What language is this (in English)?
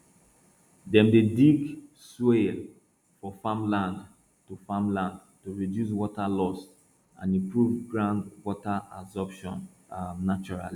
Nigerian Pidgin